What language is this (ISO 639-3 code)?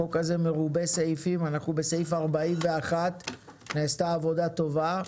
heb